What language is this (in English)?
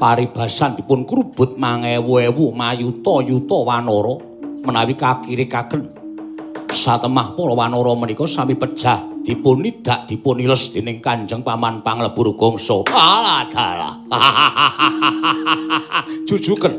Indonesian